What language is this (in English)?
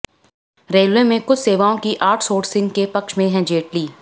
Hindi